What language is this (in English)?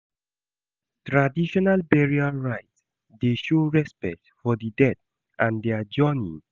Nigerian Pidgin